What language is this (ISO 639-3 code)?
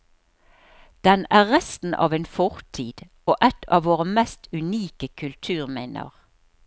nor